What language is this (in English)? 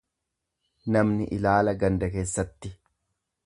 Oromo